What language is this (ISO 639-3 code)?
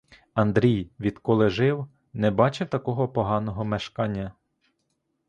ukr